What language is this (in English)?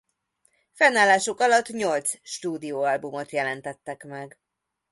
Hungarian